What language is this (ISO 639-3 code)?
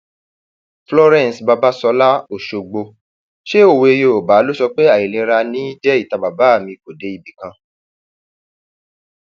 yor